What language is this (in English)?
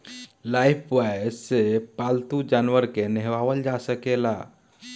Bhojpuri